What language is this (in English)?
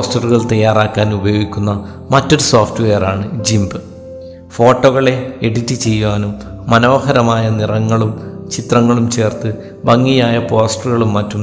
Malayalam